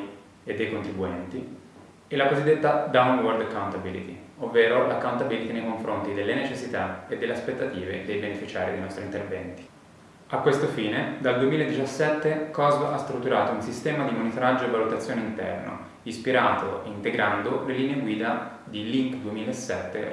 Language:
Italian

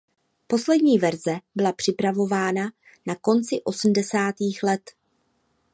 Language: Czech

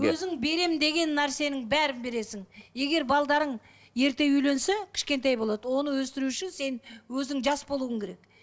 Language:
Kazakh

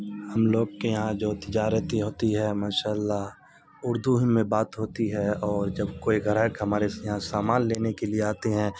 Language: Urdu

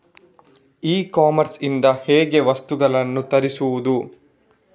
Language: Kannada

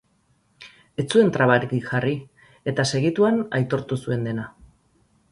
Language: Basque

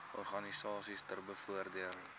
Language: Afrikaans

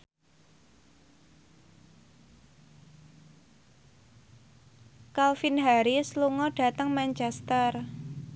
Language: Javanese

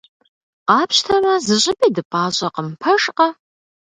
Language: Kabardian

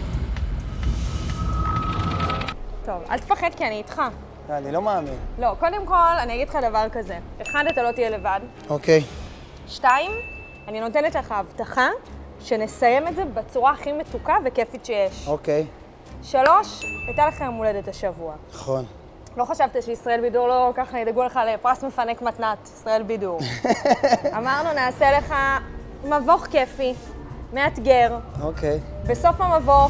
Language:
Hebrew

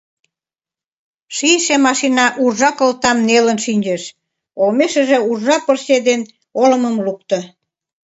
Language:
Mari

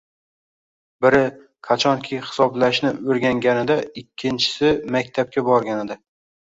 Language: Uzbek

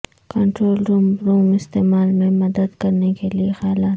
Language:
Urdu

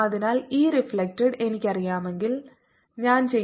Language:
Malayalam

